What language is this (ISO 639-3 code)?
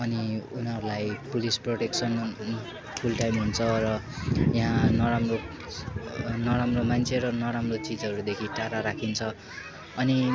nep